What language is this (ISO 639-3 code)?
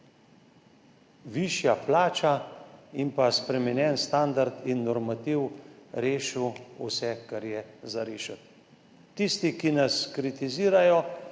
slv